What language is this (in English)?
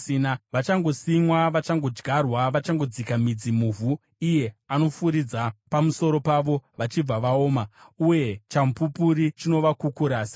Shona